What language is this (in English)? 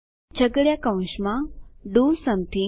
Gujarati